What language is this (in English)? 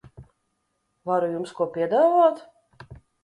Latvian